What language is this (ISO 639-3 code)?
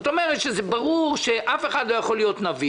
heb